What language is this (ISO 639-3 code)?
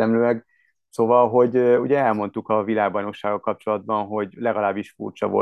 hun